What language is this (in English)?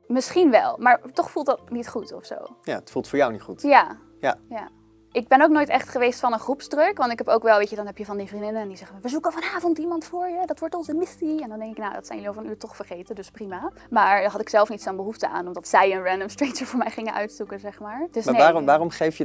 Dutch